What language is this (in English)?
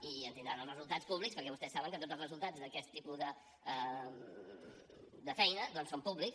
Catalan